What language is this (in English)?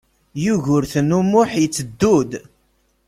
Kabyle